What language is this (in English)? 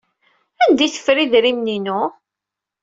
Kabyle